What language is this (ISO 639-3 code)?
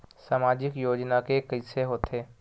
hne